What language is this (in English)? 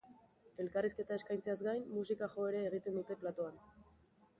Basque